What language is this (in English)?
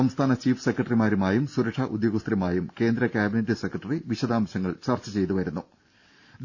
Malayalam